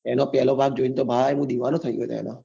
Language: Gujarati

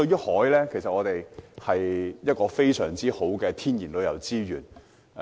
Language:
Cantonese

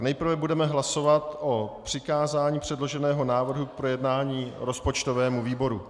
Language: Czech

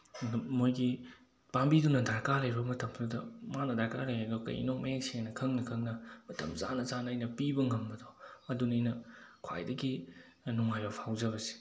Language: Manipuri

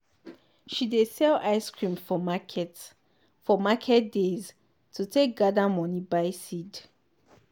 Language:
Nigerian Pidgin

